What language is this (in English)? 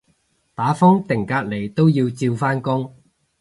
Cantonese